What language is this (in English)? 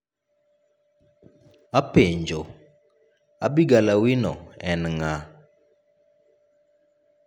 Luo (Kenya and Tanzania)